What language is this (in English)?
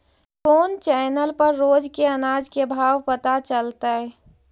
Magahi